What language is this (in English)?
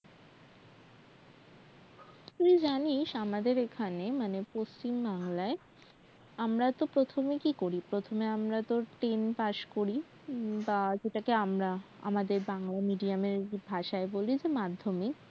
Bangla